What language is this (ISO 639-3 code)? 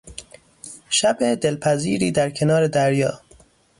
fas